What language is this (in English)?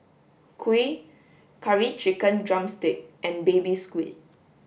English